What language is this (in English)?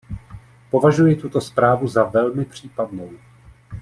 Czech